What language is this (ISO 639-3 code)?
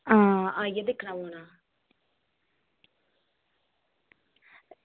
doi